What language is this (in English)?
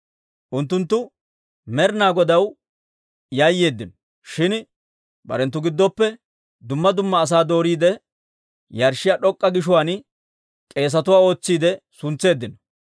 Dawro